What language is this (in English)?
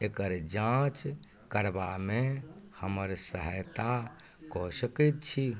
Maithili